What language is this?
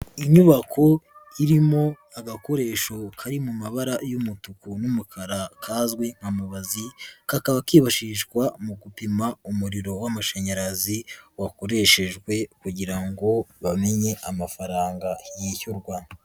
Kinyarwanda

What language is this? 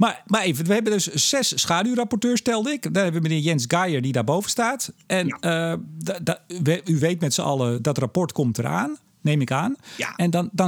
Dutch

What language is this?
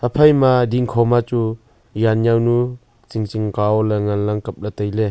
Wancho Naga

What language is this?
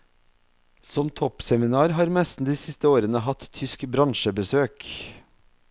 Norwegian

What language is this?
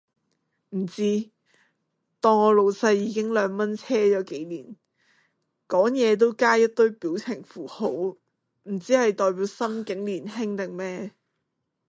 Cantonese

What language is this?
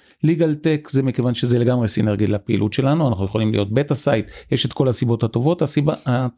Hebrew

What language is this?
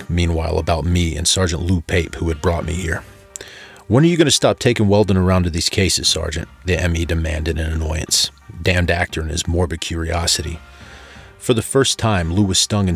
English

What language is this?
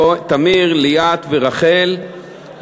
Hebrew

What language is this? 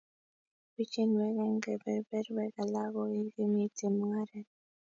Kalenjin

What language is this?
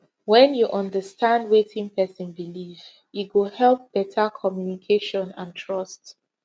Nigerian Pidgin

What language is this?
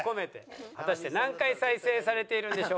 Japanese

